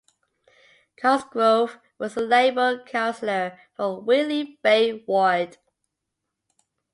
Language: English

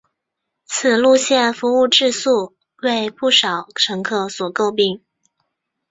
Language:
Chinese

